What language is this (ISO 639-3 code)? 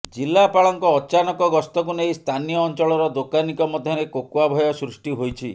ori